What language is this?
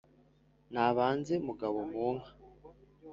Kinyarwanda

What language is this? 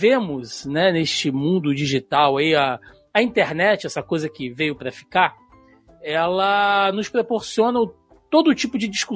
Portuguese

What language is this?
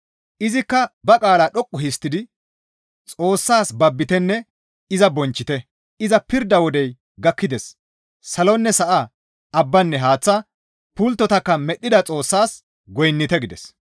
Gamo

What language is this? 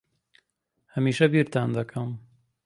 Central Kurdish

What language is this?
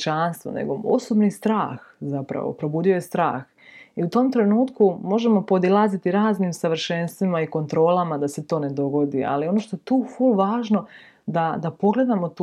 Croatian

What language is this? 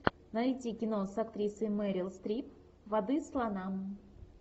Russian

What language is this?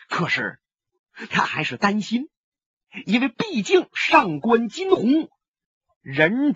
Chinese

